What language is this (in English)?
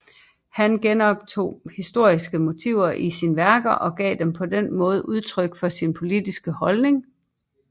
Danish